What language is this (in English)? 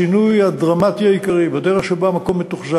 Hebrew